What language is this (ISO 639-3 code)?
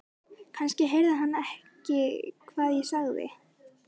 isl